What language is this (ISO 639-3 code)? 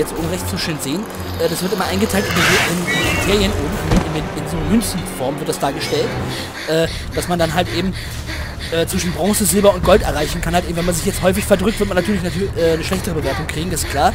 deu